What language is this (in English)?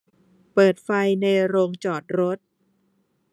Thai